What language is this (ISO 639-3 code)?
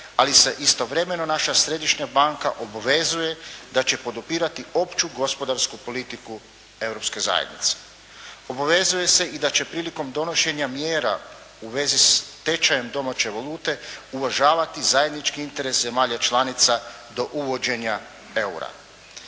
hrv